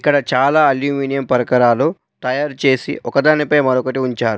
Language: Telugu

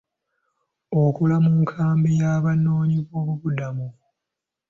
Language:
Ganda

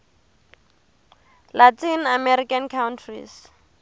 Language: Tsonga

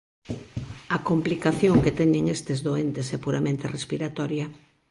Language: Galician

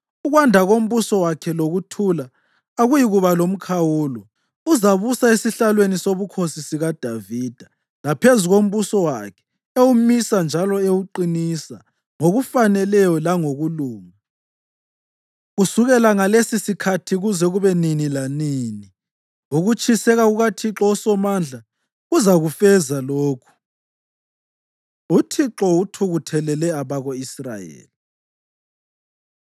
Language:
North Ndebele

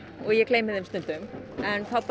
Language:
Icelandic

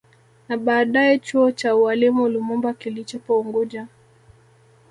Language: Swahili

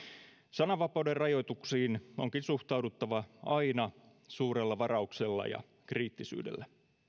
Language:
Finnish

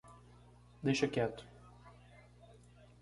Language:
Portuguese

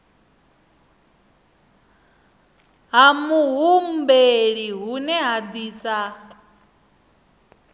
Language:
Venda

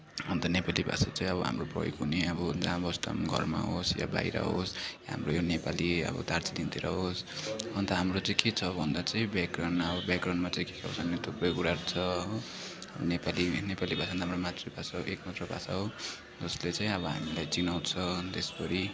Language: Nepali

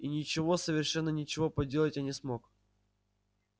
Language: Russian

